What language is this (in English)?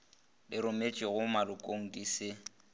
Northern Sotho